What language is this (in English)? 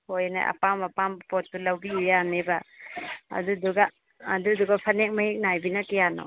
Manipuri